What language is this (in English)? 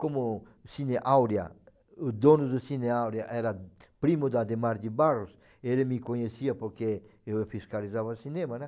Portuguese